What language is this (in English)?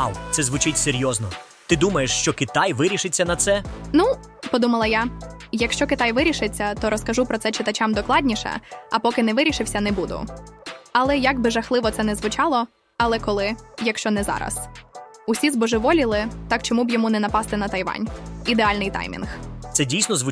Ukrainian